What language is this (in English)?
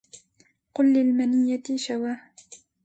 Arabic